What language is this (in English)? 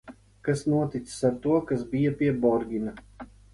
Latvian